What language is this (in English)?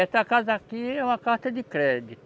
Portuguese